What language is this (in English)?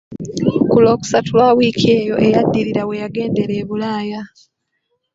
Ganda